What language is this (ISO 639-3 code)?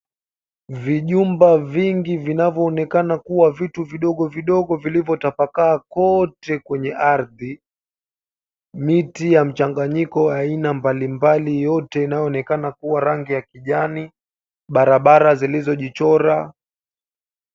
swa